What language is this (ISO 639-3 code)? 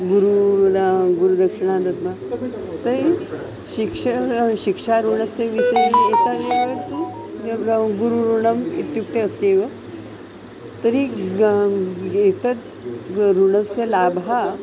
san